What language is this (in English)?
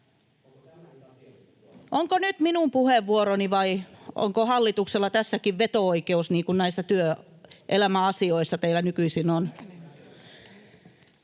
Finnish